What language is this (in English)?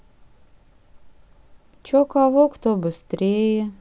Russian